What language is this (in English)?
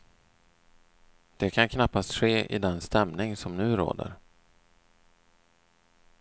Swedish